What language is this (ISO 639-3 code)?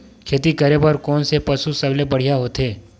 hne